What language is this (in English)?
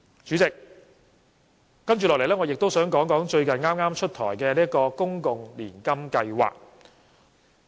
Cantonese